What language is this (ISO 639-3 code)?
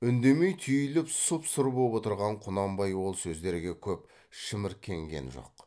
kaz